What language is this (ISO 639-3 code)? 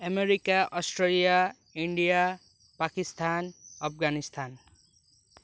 nep